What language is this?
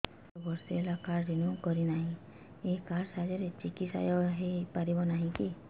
Odia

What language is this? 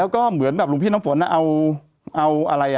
Thai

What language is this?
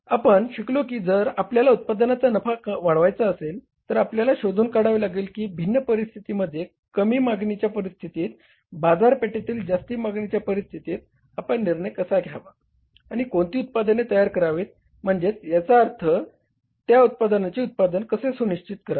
Marathi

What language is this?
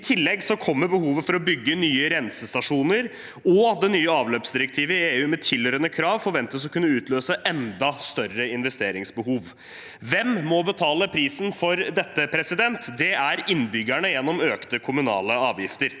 Norwegian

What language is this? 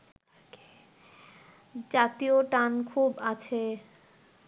Bangla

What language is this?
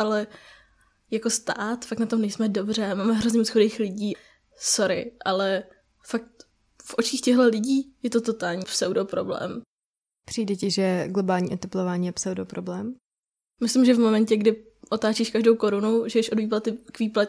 Czech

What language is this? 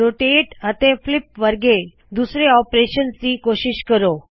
Punjabi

